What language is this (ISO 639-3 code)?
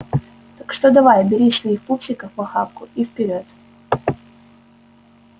rus